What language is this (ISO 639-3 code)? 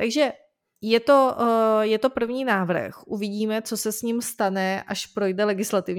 ces